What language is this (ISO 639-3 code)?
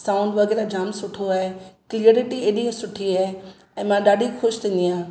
snd